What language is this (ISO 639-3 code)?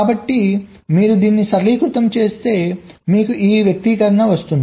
tel